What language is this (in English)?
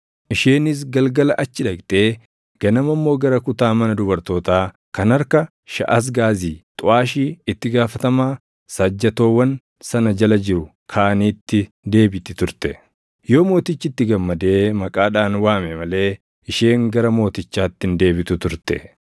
Oromo